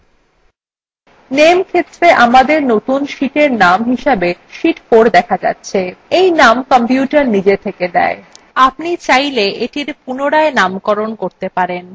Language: Bangla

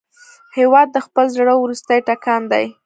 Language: Pashto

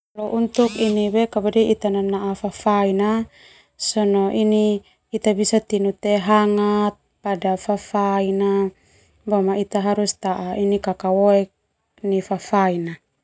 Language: Termanu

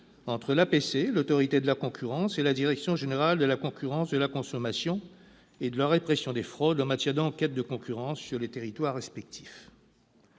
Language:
French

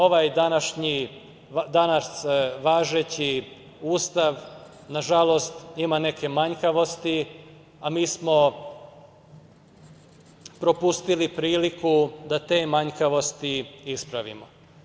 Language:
Serbian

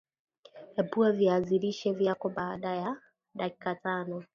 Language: Swahili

